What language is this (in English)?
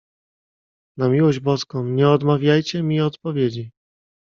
Polish